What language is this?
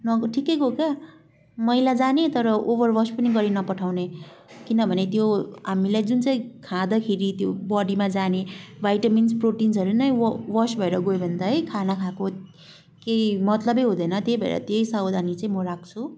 Nepali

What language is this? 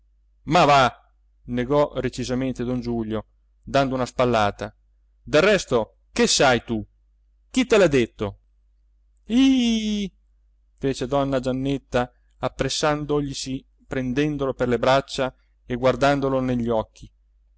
Italian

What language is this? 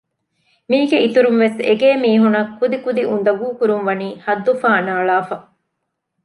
Divehi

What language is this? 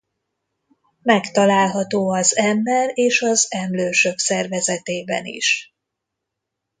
Hungarian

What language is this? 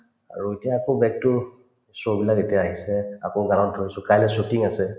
Assamese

